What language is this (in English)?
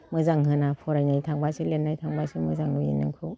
Bodo